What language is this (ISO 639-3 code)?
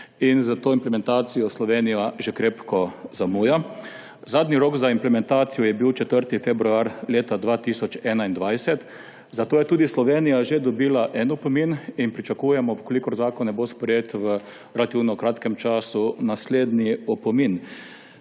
slv